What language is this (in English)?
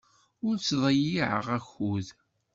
Kabyle